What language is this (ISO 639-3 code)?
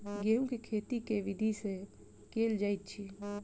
mai